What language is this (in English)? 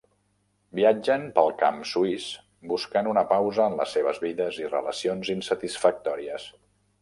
Catalan